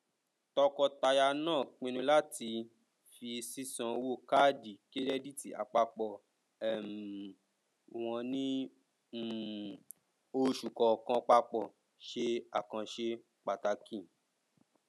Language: Yoruba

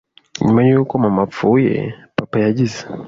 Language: Kinyarwanda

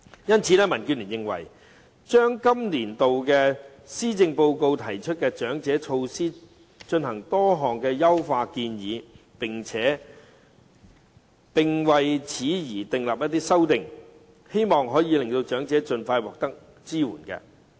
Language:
Cantonese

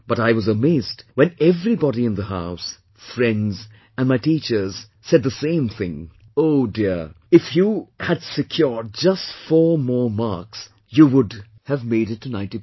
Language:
English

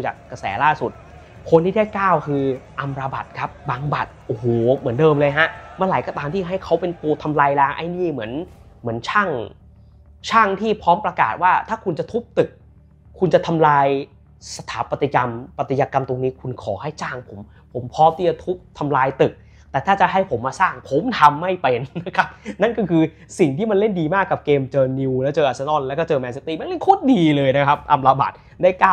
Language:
Thai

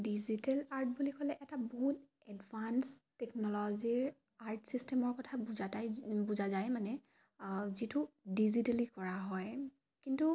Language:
Assamese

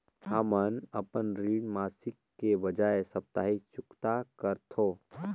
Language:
Chhattisgarhi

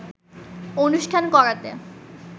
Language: Bangla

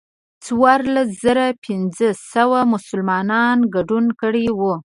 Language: Pashto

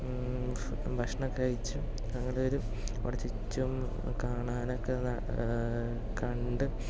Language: Malayalam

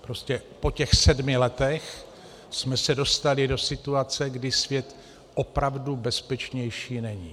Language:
Czech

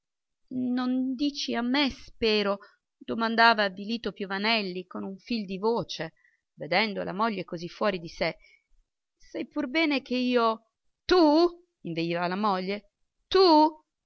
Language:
Italian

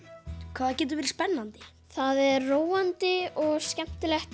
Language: Icelandic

